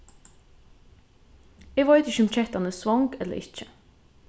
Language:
Faroese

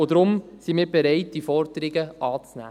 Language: Swiss German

